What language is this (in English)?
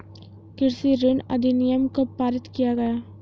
Hindi